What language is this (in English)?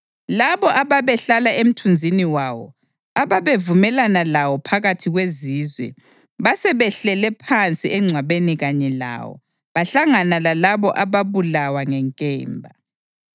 North Ndebele